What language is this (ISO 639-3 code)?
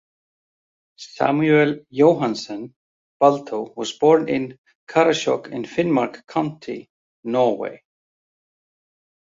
eng